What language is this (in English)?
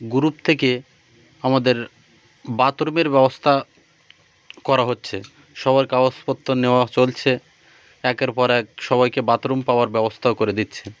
Bangla